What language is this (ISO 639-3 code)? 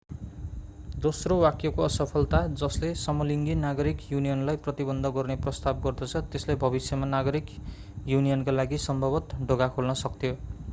nep